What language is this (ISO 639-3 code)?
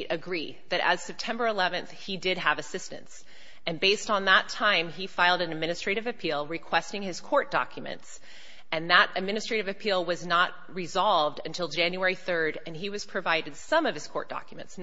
eng